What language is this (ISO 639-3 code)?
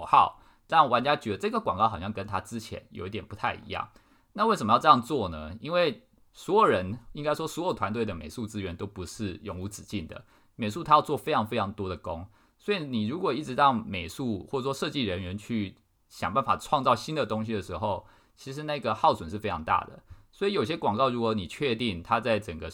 zho